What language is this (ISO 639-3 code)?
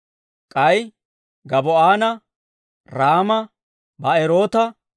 dwr